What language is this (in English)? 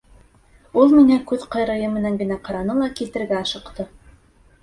Bashkir